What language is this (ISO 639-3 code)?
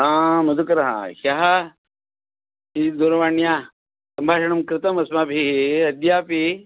san